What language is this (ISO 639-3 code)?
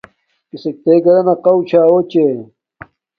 dmk